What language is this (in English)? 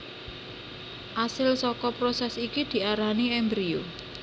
Javanese